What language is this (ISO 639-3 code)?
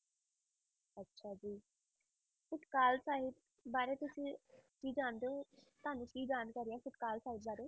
pan